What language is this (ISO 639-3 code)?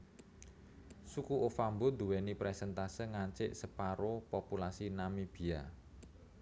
jav